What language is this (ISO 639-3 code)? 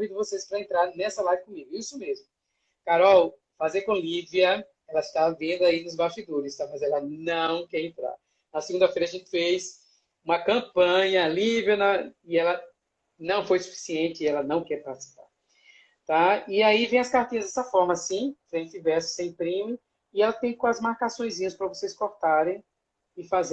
por